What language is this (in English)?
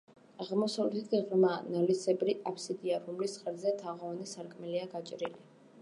Georgian